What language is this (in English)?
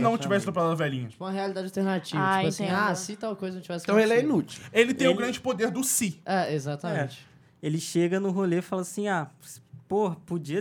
Portuguese